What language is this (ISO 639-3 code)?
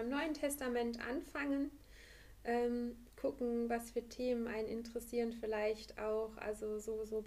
deu